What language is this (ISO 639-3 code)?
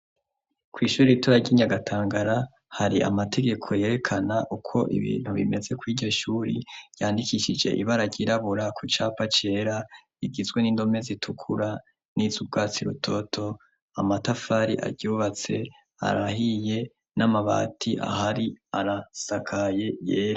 run